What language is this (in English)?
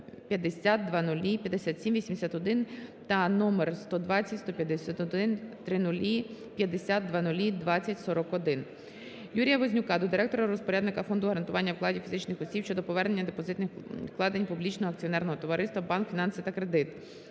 Ukrainian